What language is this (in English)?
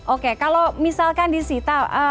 Indonesian